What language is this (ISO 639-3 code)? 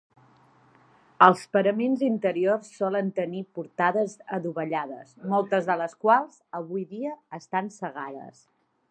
cat